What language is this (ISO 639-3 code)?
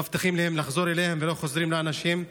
heb